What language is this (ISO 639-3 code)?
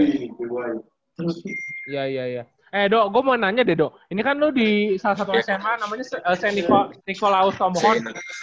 ind